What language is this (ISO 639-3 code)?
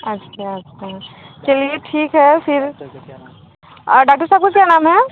hin